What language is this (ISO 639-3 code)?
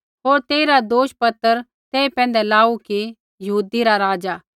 kfx